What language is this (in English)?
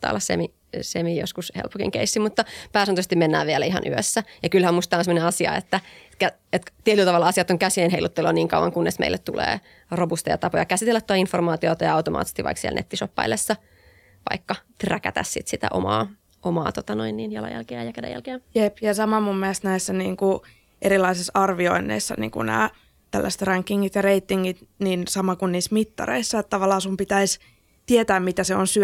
Finnish